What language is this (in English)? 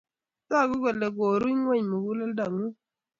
Kalenjin